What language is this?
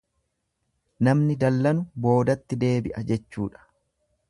Oromo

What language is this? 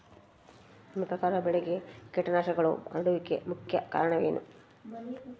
Kannada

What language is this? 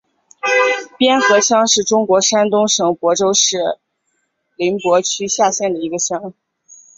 Chinese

